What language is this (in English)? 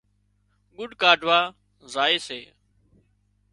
Wadiyara Koli